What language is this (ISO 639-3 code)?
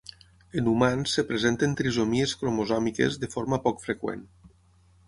cat